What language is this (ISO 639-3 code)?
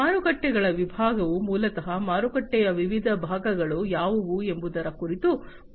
kan